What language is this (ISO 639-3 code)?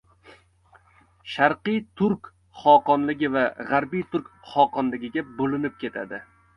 uzb